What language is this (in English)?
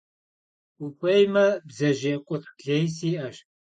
Kabardian